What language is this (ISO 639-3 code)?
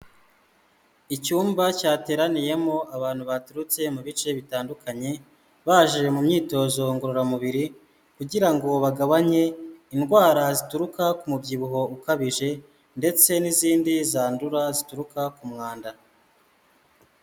kin